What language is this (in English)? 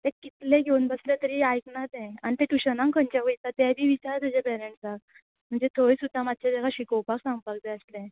Konkani